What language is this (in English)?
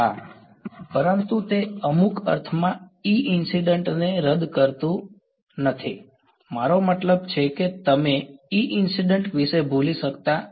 Gujarati